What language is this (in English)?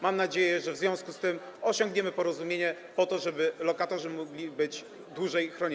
Polish